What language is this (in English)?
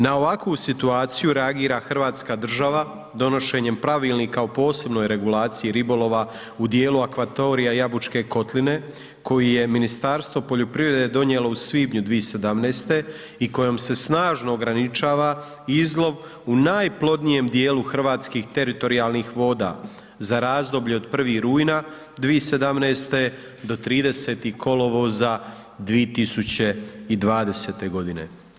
Croatian